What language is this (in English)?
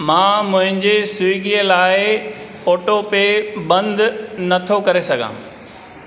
Sindhi